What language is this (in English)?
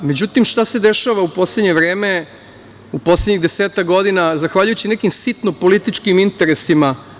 Serbian